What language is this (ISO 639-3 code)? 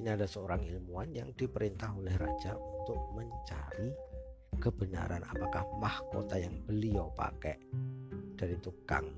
ind